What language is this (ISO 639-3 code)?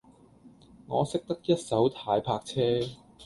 yue